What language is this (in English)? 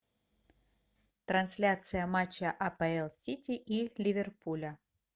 Russian